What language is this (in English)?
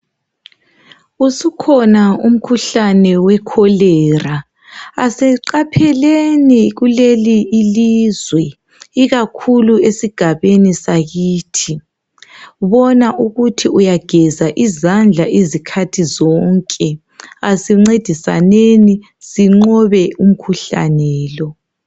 North Ndebele